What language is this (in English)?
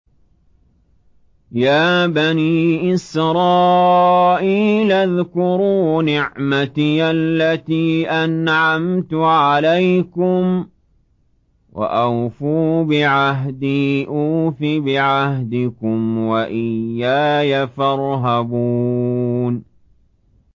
Arabic